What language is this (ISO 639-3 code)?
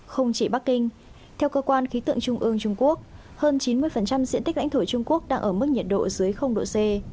vie